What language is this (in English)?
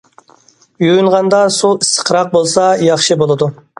Uyghur